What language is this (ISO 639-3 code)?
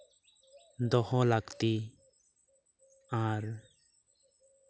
sat